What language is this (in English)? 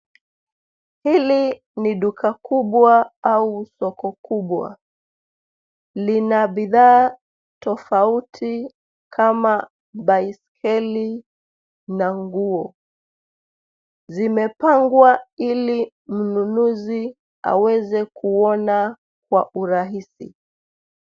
Swahili